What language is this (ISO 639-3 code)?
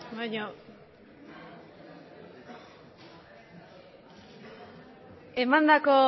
eus